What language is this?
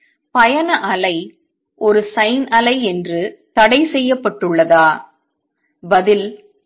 Tamil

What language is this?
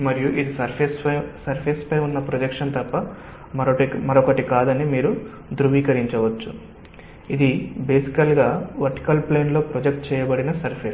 Telugu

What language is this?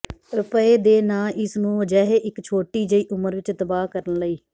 Punjabi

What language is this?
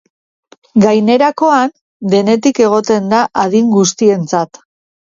Basque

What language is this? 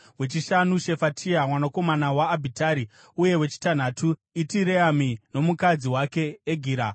Shona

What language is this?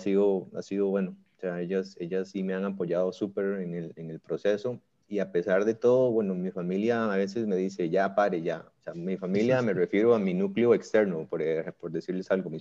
Spanish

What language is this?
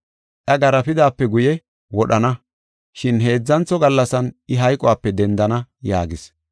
Gofa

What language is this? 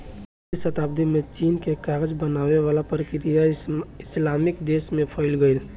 Bhojpuri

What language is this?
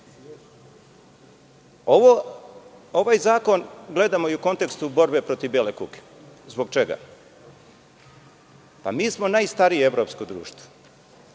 Serbian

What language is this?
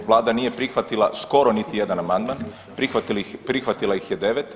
Croatian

